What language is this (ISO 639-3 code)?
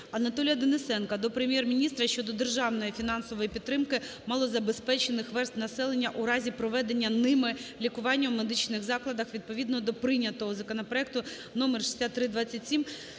ukr